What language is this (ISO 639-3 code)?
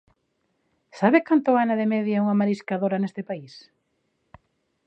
glg